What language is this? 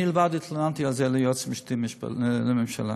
Hebrew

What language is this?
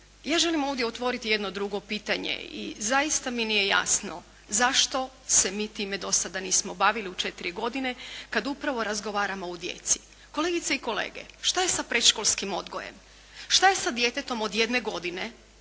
Croatian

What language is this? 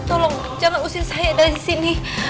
Indonesian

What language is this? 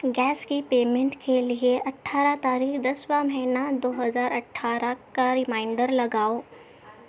Urdu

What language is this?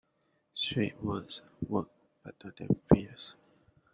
English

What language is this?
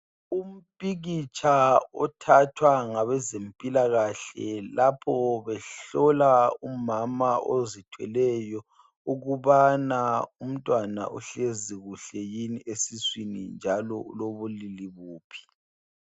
North Ndebele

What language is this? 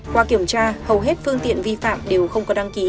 Vietnamese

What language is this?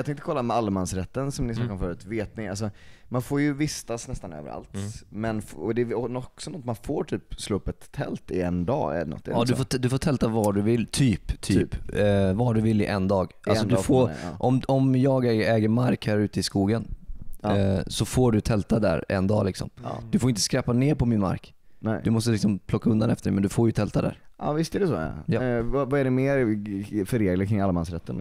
Swedish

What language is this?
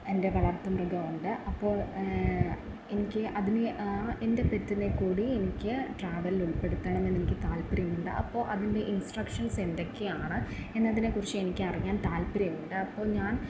Malayalam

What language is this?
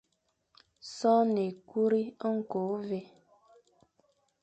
Fang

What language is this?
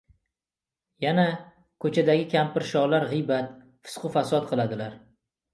Uzbek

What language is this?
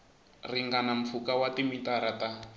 Tsonga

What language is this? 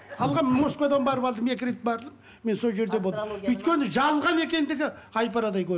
Kazakh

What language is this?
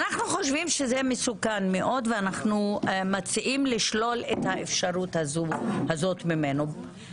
Hebrew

